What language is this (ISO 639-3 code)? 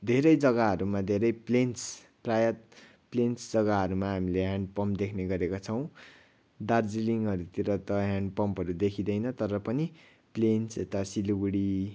nep